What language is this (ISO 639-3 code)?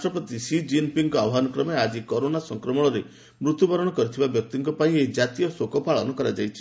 ori